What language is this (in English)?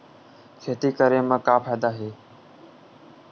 Chhattisgarhi